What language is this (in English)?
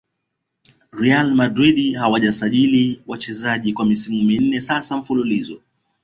Swahili